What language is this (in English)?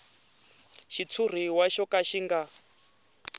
Tsonga